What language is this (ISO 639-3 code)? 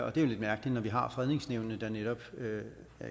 dan